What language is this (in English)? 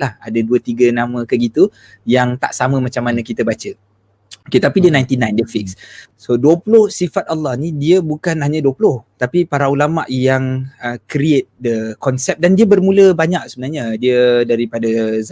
Malay